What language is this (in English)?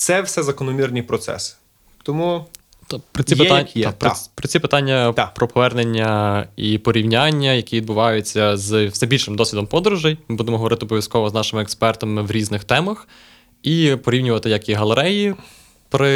Ukrainian